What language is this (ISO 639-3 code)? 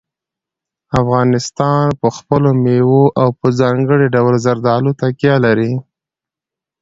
pus